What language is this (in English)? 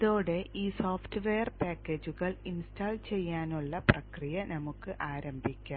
Malayalam